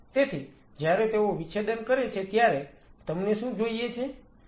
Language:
Gujarati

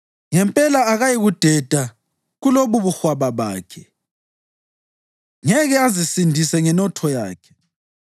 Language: North Ndebele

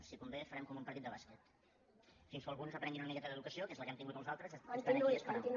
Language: Catalan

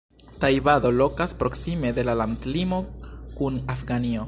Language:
Esperanto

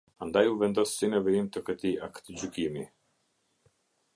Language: Albanian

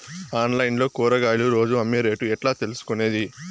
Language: Telugu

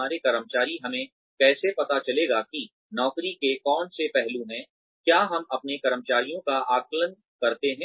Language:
Hindi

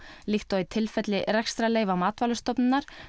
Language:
Icelandic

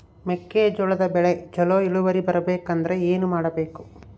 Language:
Kannada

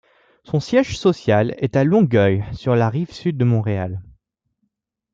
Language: French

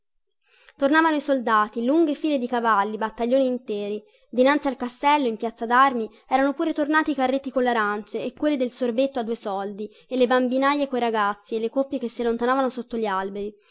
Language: Italian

